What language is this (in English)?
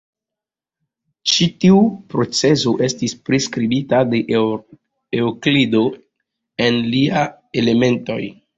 Esperanto